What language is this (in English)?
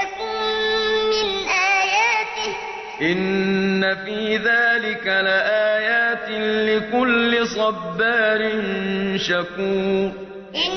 Arabic